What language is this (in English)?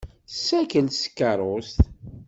Kabyle